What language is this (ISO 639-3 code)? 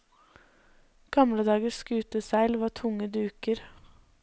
nor